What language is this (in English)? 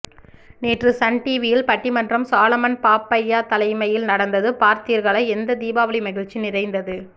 Tamil